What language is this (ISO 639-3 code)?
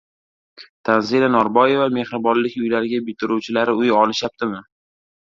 uzb